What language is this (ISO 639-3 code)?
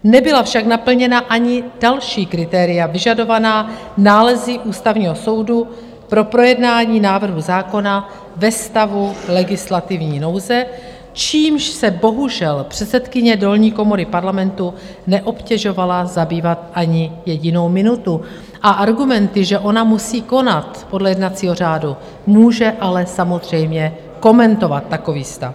ces